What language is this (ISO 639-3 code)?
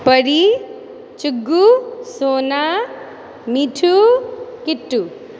mai